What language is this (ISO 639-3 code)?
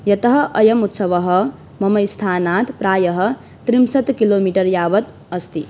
san